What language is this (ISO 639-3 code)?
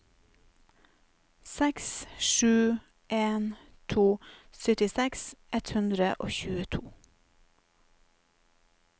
nor